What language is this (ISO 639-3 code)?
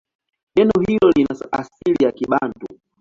swa